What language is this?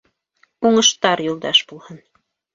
Bashkir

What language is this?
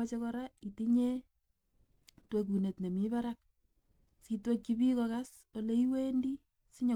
Kalenjin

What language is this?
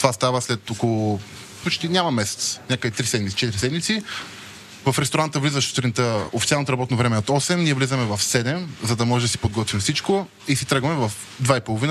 Bulgarian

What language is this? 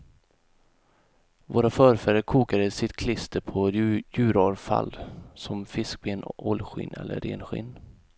Swedish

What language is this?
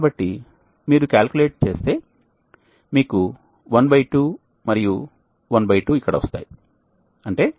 Telugu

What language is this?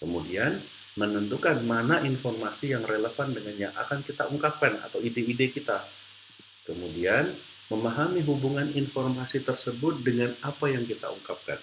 Indonesian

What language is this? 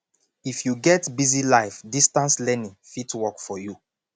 Nigerian Pidgin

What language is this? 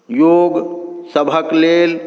Maithili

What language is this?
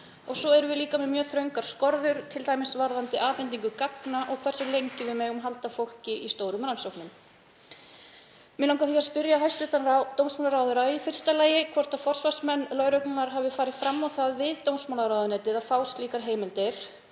Icelandic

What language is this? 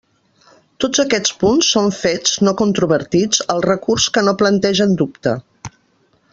Catalan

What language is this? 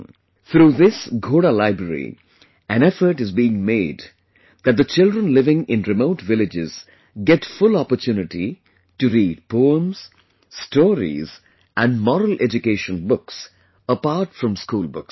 English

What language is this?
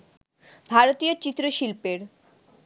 Bangla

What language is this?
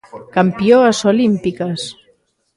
Galician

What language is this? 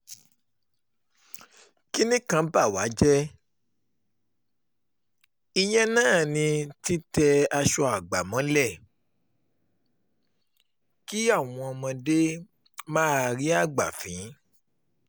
Yoruba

